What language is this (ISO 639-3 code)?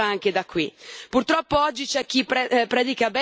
ita